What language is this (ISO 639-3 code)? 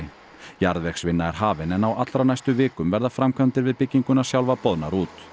isl